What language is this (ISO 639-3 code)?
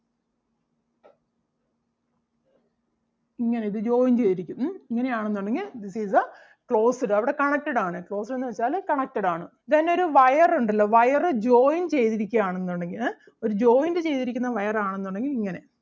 mal